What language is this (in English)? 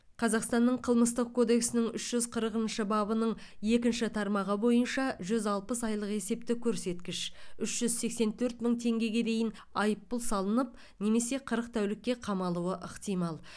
Kazakh